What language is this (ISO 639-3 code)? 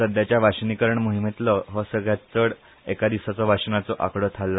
kok